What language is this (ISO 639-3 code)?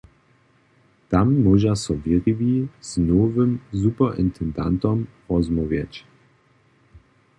hsb